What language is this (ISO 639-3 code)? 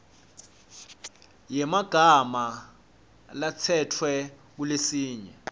ssw